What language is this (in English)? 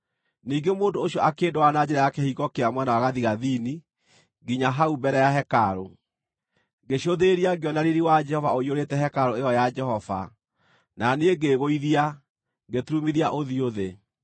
Kikuyu